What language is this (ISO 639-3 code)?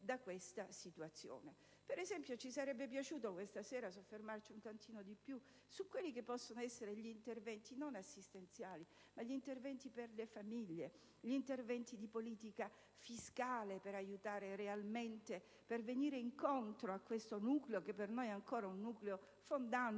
ita